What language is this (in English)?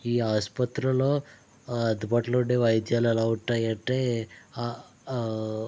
Telugu